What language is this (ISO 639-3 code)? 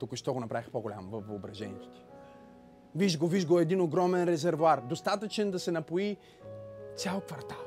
bul